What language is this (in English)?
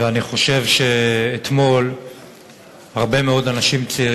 Hebrew